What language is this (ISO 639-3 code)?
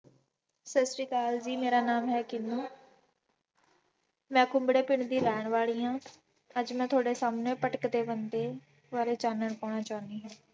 pan